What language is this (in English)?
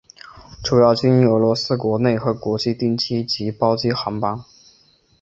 Chinese